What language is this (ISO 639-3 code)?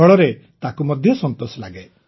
ori